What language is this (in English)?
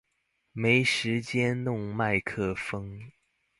Chinese